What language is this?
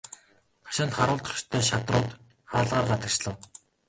Mongolian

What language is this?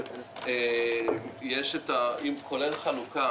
Hebrew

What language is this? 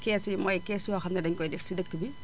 Wolof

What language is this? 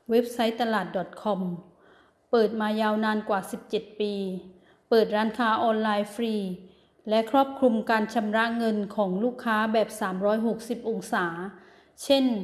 Thai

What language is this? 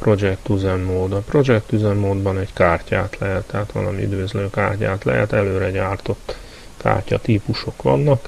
Hungarian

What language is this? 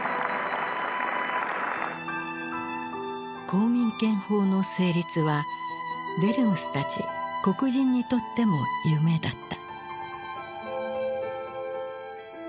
Japanese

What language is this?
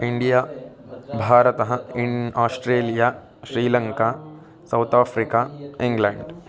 Sanskrit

